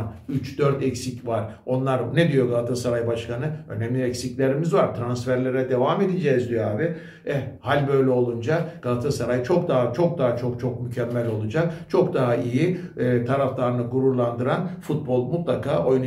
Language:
Turkish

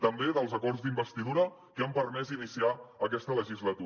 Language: Catalan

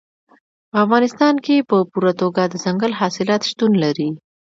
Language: Pashto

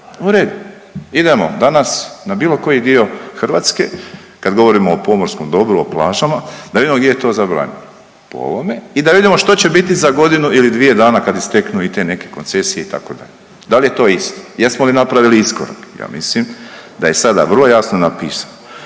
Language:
Croatian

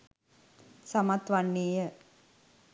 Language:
Sinhala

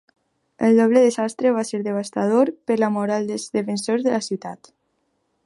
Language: Catalan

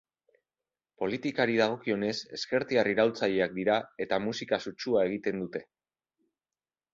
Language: Basque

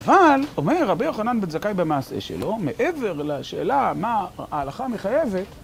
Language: Hebrew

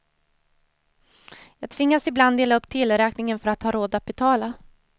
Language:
Swedish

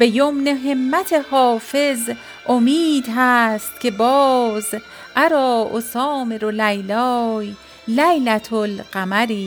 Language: Persian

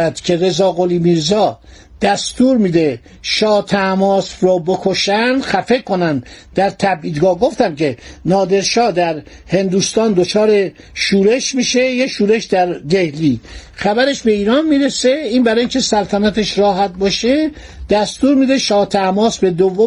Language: Persian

